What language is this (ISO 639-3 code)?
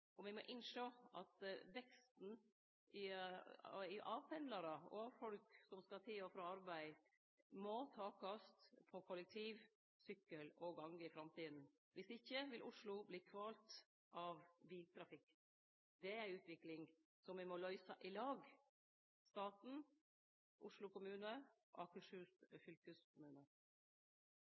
nno